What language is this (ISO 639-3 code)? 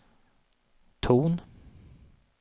swe